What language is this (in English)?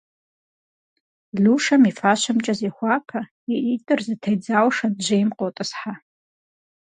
Kabardian